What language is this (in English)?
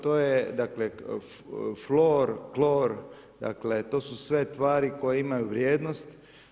Croatian